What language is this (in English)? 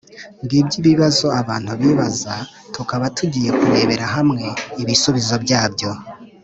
Kinyarwanda